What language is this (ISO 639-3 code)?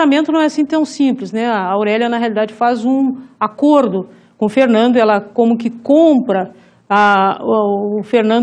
por